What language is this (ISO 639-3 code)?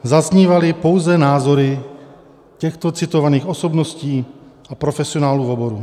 ces